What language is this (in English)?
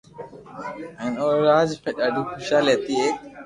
Loarki